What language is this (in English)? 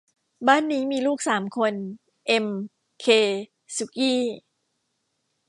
Thai